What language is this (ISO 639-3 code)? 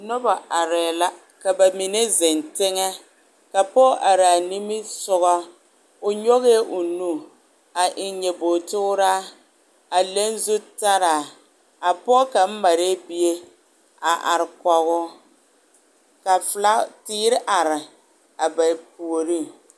dga